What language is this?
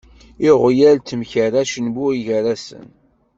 Kabyle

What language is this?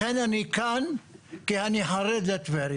Hebrew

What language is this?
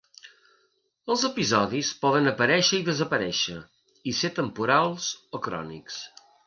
Catalan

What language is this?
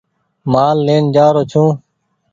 Goaria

